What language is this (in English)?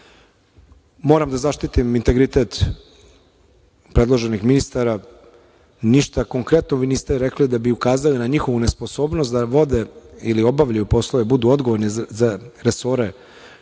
Serbian